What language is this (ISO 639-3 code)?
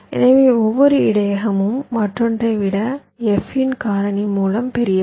tam